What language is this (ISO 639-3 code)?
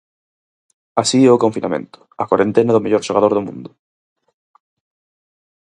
glg